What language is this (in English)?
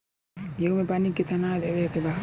Bhojpuri